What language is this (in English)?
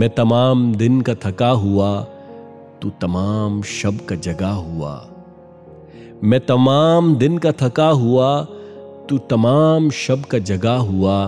Hindi